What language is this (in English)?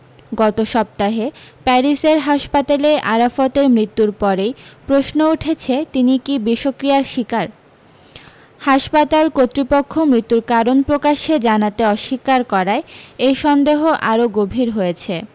Bangla